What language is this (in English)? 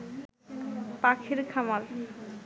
Bangla